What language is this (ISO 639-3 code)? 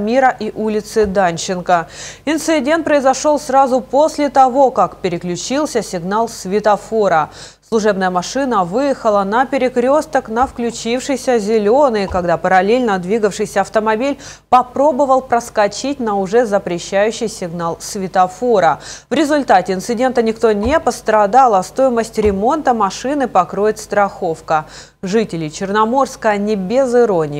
rus